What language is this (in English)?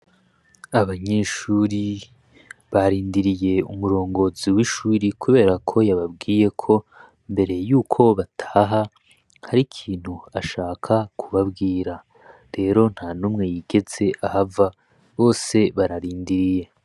Rundi